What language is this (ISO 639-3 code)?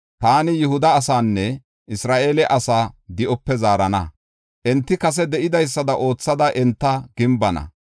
gof